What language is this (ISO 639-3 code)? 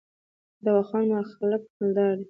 pus